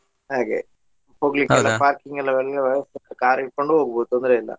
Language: Kannada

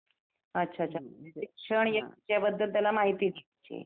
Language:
Marathi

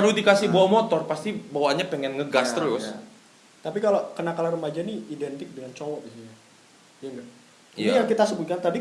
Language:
Indonesian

